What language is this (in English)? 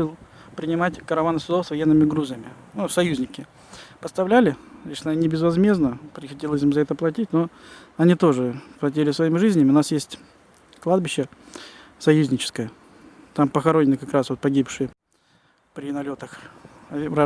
Russian